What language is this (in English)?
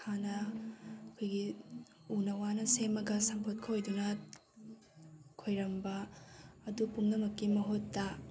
Manipuri